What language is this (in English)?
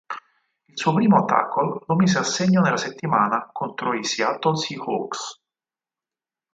Italian